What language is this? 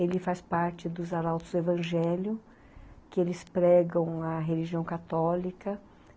Portuguese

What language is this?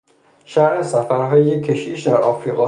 Persian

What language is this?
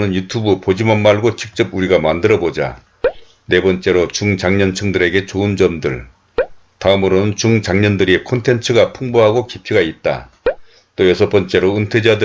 Korean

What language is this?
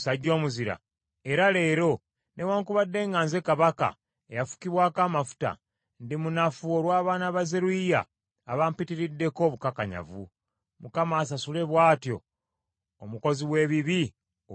Ganda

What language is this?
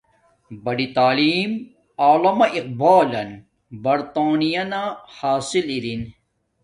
Domaaki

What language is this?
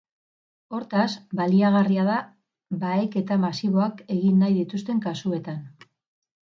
Basque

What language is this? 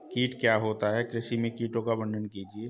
Hindi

